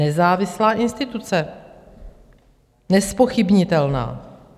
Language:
Czech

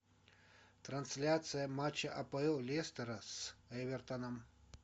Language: Russian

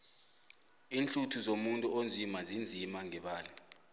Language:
South Ndebele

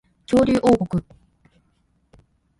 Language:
Japanese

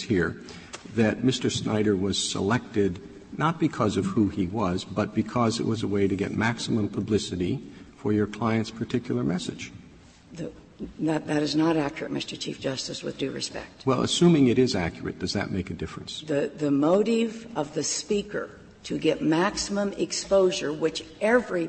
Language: English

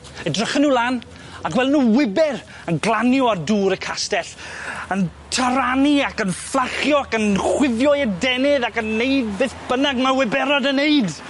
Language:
Welsh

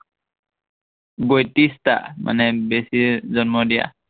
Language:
Assamese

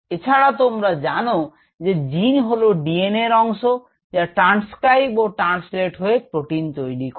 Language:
Bangla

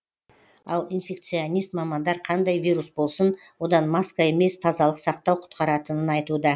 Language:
Kazakh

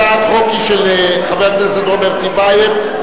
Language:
Hebrew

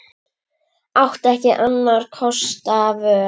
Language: Icelandic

